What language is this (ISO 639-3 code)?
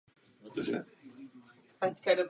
ces